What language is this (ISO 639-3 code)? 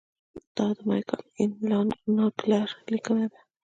pus